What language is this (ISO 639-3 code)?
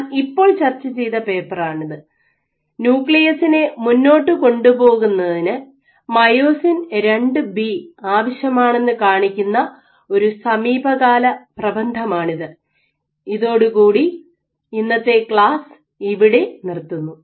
mal